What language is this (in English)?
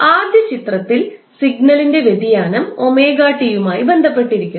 Malayalam